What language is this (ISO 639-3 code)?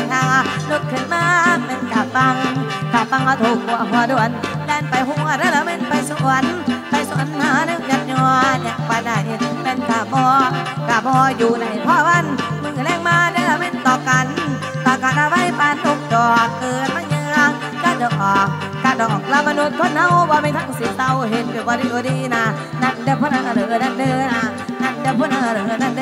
tha